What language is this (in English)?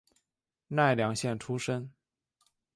Chinese